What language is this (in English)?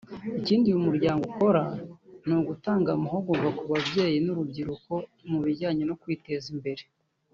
Kinyarwanda